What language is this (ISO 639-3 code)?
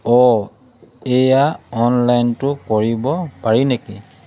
asm